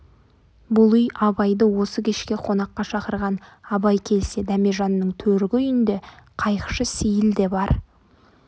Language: Kazakh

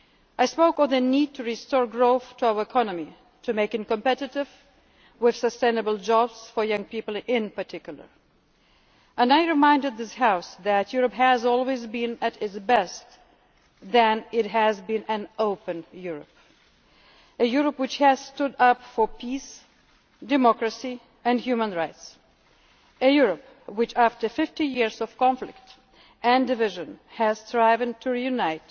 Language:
English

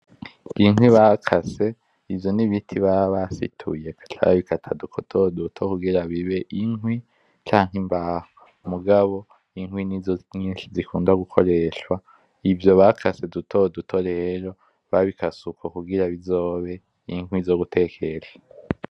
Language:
Rundi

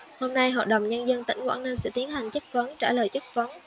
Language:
Vietnamese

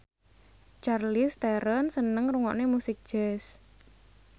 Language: Javanese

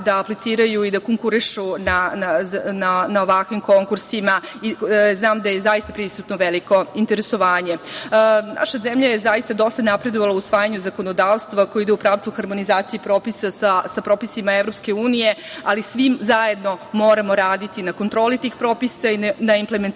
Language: Serbian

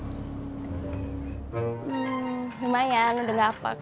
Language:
Indonesian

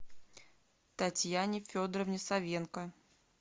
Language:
Russian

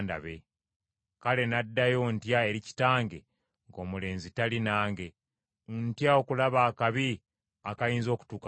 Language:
Ganda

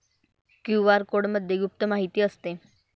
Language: Marathi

